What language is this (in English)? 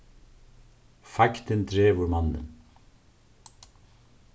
Faroese